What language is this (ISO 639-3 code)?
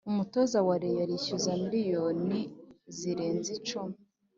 kin